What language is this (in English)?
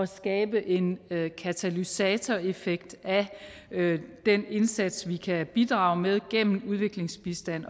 Danish